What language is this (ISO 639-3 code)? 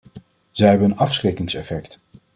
nld